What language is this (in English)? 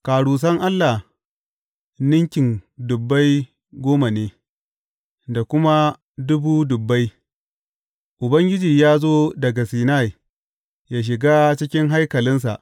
Hausa